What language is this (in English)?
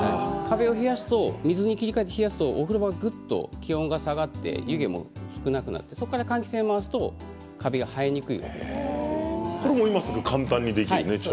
Japanese